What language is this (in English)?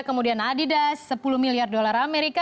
Indonesian